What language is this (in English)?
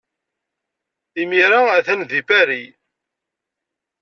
Kabyle